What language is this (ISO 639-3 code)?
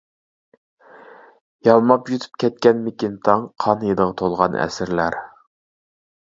uig